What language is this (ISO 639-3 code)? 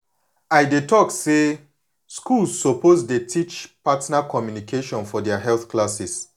pcm